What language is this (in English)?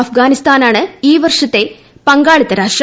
Malayalam